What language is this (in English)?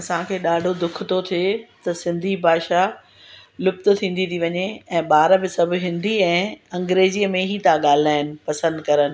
Sindhi